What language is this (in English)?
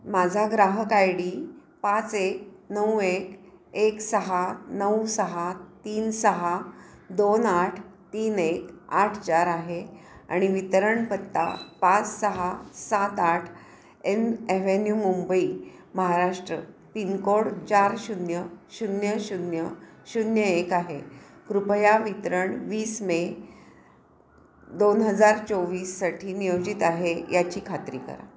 Marathi